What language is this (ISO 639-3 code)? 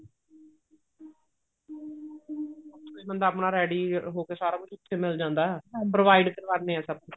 pan